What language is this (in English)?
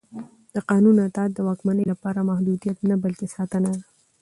Pashto